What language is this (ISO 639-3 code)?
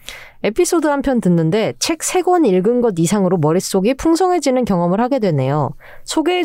kor